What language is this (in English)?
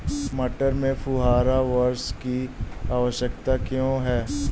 Hindi